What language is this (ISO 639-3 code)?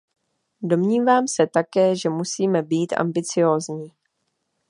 ces